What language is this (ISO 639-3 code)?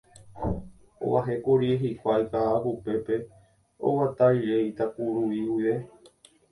grn